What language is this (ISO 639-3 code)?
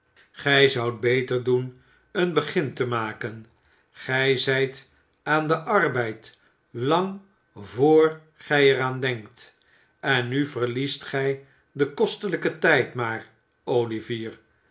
nld